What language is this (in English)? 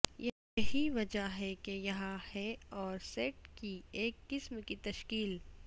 Urdu